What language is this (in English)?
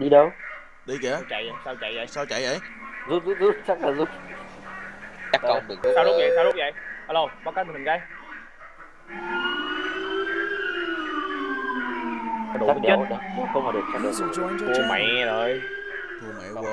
Vietnamese